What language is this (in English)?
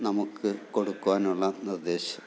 Malayalam